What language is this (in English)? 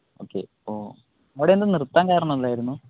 Malayalam